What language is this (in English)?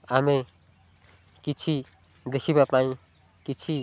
Odia